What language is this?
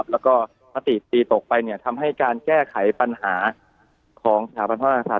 Thai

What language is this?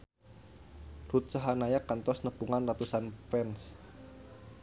Sundanese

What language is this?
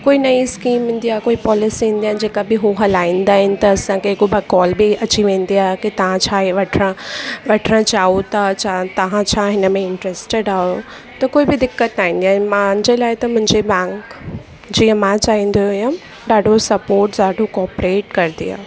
Sindhi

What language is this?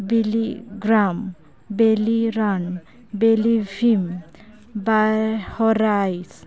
Santali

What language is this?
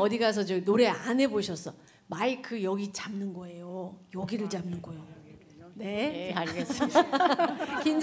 Korean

